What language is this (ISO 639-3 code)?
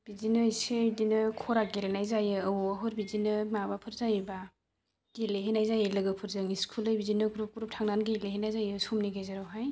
brx